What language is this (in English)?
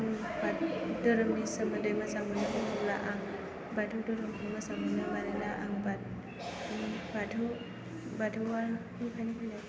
Bodo